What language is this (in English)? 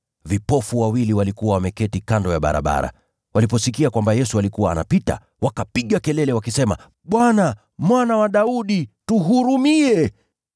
Swahili